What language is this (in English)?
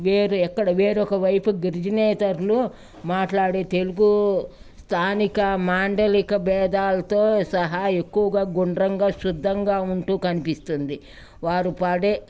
Telugu